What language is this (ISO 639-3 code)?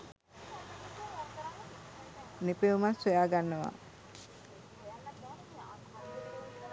sin